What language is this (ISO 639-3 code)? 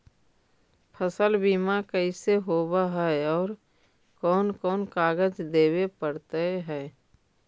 mag